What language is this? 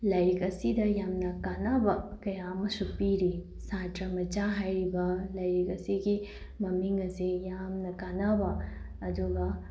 Manipuri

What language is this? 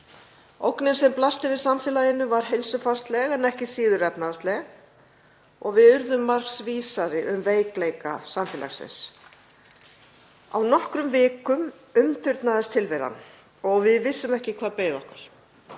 Icelandic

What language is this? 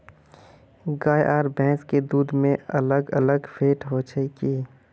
Magahi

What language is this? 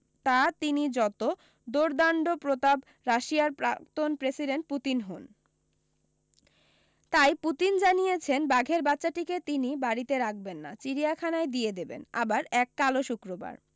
Bangla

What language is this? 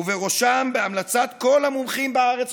Hebrew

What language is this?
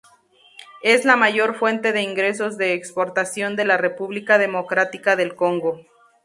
Spanish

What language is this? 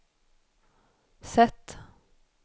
Swedish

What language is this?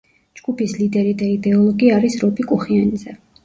Georgian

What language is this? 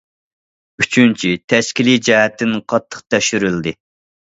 Uyghur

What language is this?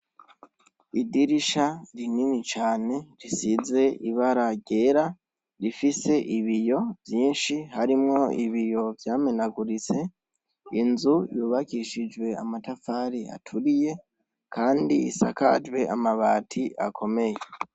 Rundi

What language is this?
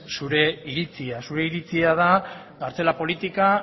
Basque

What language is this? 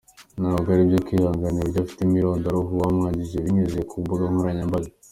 Kinyarwanda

